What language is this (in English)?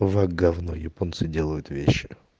Russian